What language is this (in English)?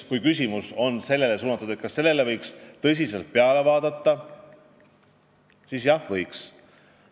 Estonian